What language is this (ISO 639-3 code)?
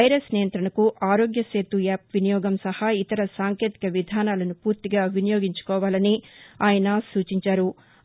tel